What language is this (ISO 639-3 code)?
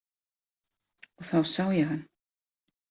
isl